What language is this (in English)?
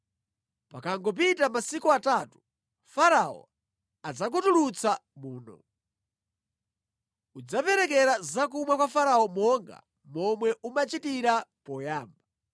Nyanja